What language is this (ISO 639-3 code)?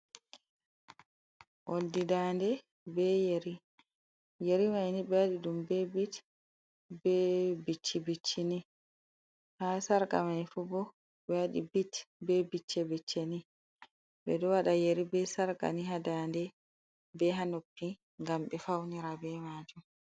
ful